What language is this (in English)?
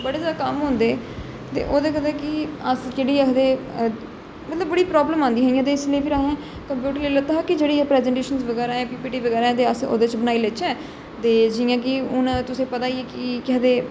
Dogri